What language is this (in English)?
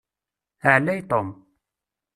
Kabyle